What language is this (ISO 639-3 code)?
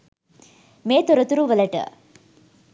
sin